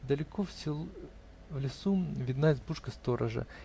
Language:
Russian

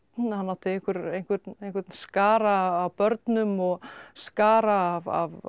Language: Icelandic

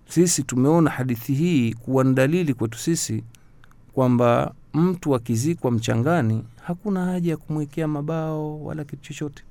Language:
Swahili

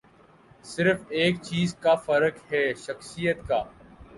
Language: Urdu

